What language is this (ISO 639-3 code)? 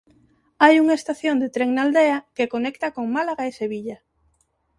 glg